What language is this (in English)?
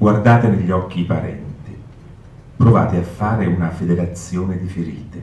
Italian